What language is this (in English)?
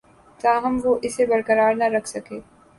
Urdu